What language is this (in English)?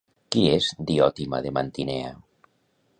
Catalan